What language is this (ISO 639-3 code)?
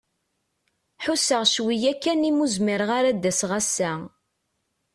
kab